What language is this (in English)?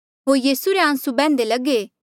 Mandeali